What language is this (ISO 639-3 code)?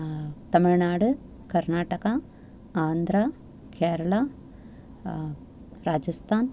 san